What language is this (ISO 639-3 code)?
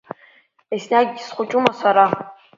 abk